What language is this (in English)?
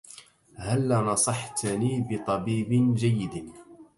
Arabic